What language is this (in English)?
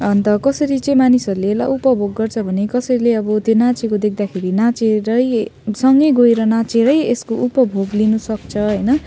Nepali